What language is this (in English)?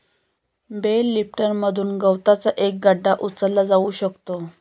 Marathi